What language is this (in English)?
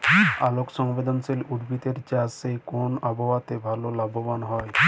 Bangla